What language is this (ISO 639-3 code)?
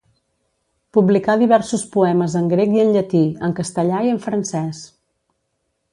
cat